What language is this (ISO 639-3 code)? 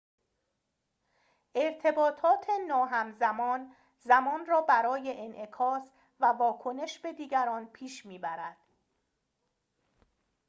fas